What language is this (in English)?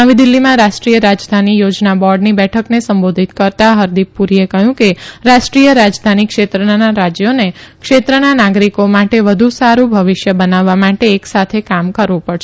Gujarati